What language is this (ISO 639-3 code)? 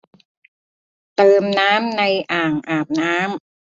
tha